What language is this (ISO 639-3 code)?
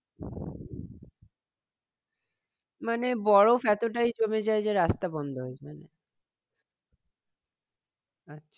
ben